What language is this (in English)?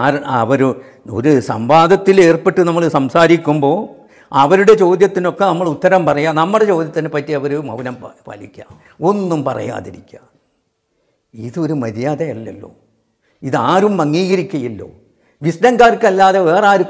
Arabic